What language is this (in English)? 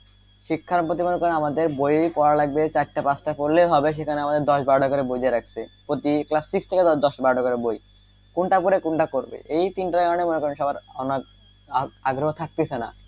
Bangla